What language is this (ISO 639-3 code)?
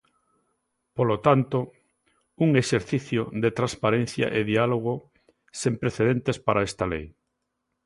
glg